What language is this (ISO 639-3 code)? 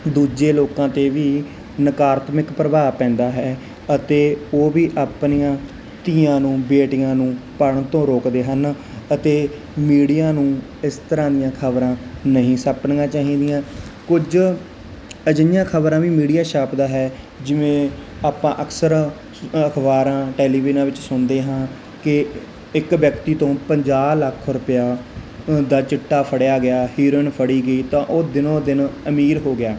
pan